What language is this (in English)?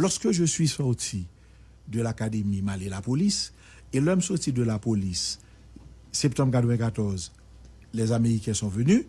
French